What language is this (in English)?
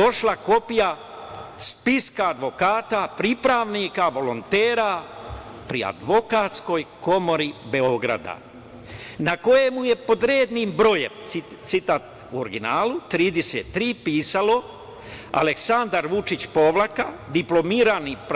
Serbian